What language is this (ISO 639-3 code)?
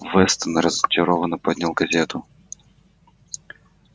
rus